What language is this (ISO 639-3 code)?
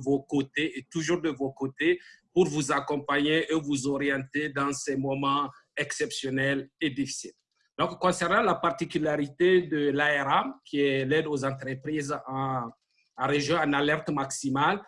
fra